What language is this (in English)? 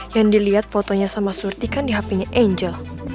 Indonesian